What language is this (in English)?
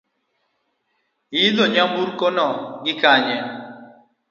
Luo (Kenya and Tanzania)